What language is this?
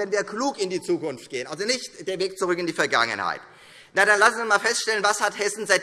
German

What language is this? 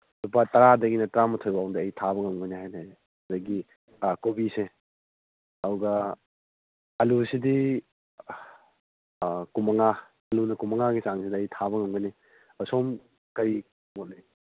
Manipuri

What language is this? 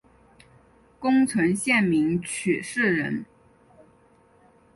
Chinese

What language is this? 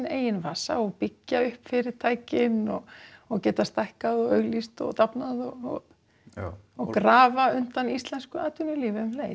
Icelandic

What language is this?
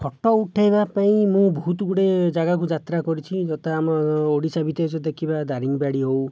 Odia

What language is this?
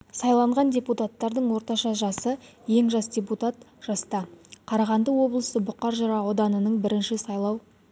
Kazakh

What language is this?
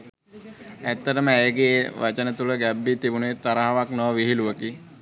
Sinhala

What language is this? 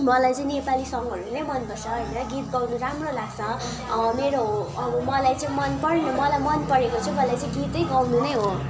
Nepali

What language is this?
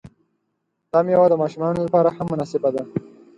Pashto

